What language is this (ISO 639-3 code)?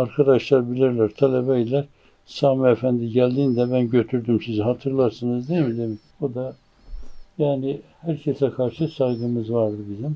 tur